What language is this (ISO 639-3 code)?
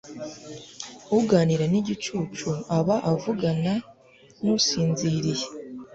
kin